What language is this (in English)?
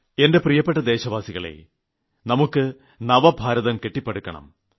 Malayalam